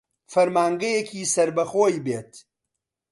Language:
Central Kurdish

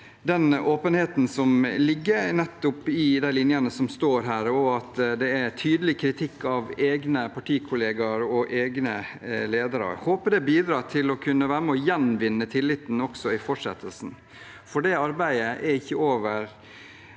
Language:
Norwegian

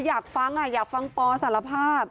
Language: Thai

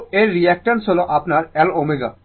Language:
Bangla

